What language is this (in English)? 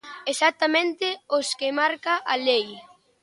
Galician